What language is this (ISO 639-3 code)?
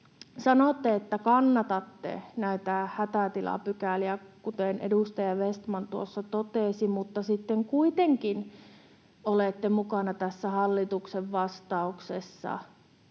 fin